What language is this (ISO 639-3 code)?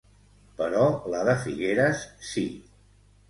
cat